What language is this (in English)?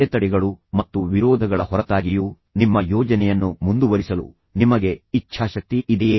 Kannada